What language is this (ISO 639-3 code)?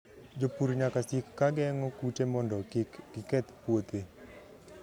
luo